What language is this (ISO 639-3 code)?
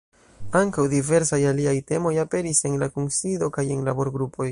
epo